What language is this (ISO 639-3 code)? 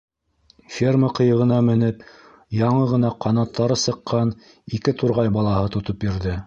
bak